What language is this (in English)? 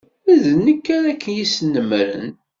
Kabyle